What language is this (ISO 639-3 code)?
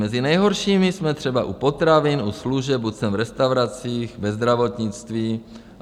ces